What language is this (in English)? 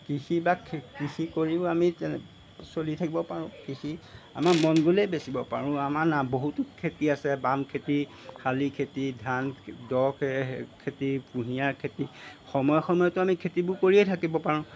Assamese